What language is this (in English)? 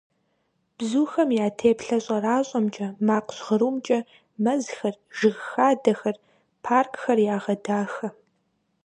Kabardian